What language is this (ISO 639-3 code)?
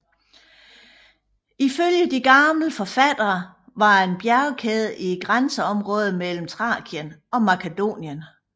dan